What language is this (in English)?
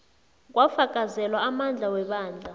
South Ndebele